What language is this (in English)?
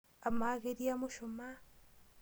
Masai